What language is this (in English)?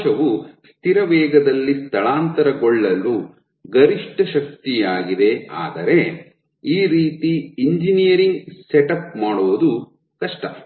Kannada